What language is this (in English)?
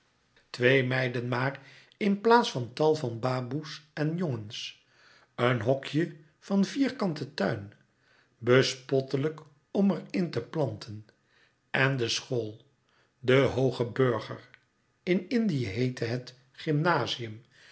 Dutch